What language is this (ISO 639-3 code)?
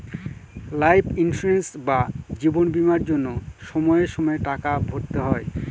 ben